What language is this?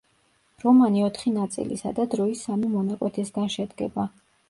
Georgian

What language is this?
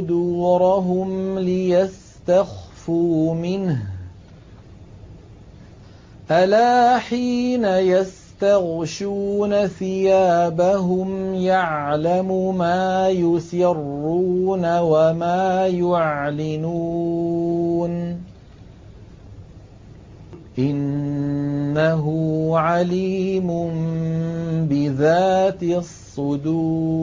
Arabic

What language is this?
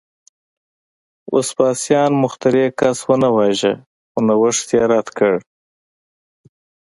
Pashto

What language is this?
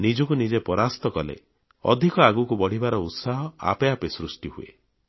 Odia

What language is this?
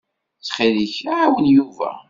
Kabyle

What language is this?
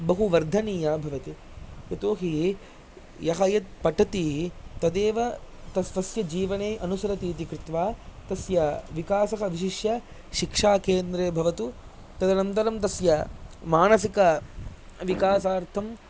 Sanskrit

